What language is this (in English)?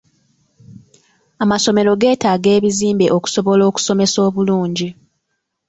Ganda